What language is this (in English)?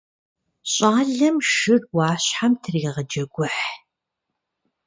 Kabardian